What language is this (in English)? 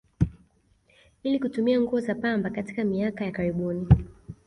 Swahili